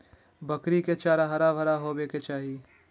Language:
Magahi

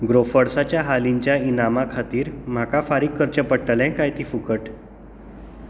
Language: Konkani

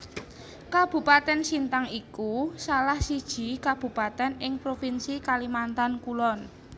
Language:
Javanese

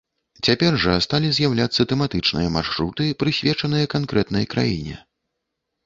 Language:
Belarusian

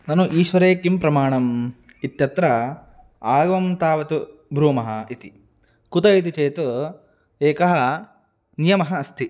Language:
Sanskrit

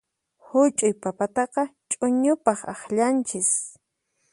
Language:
Puno Quechua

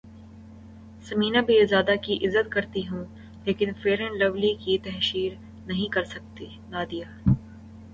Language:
Urdu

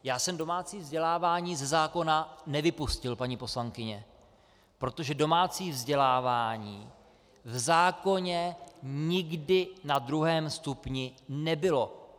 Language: Czech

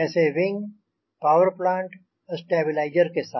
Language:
Hindi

